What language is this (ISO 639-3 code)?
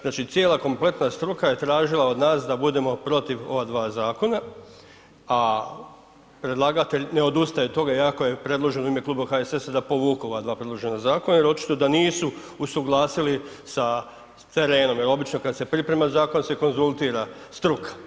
hrv